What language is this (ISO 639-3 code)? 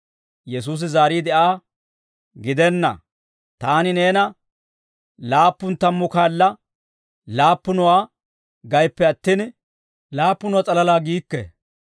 dwr